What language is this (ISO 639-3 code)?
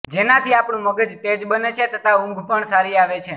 guj